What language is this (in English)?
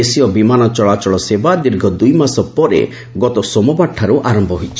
Odia